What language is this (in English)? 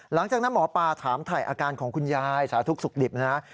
Thai